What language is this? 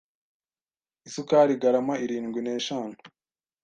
Kinyarwanda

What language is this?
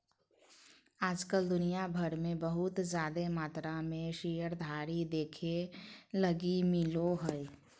Magahi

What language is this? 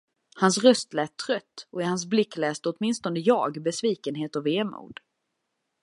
Swedish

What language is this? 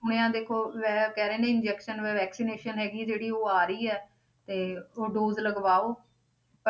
Punjabi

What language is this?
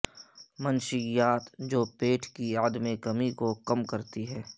Urdu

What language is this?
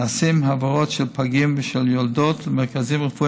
Hebrew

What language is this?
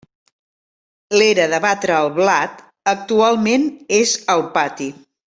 Catalan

